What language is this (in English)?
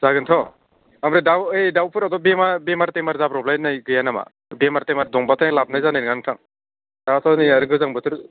Bodo